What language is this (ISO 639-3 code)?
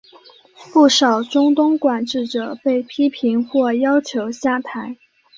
zho